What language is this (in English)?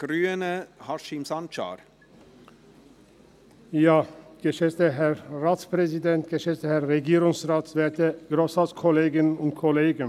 Swiss German